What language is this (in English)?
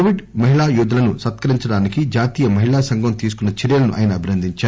Telugu